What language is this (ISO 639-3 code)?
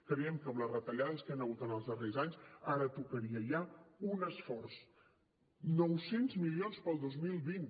cat